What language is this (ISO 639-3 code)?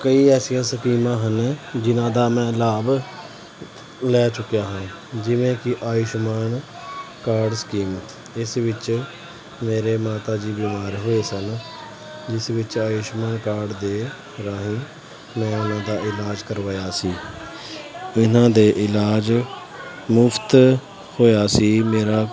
pan